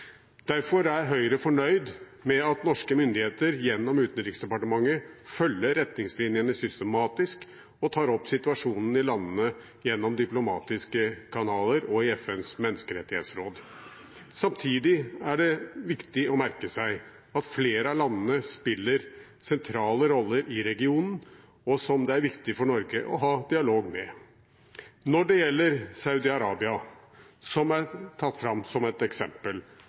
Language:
Norwegian Bokmål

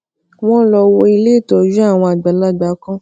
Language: Yoruba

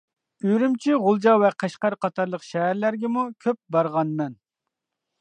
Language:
Uyghur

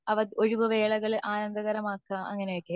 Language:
Malayalam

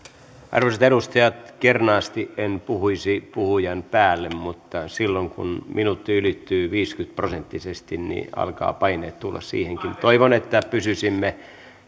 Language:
Finnish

